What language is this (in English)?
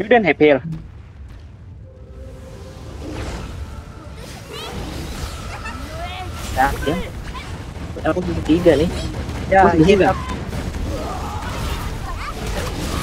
Indonesian